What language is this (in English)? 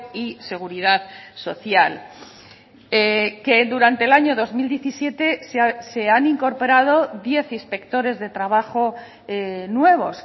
Spanish